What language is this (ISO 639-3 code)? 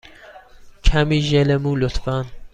fas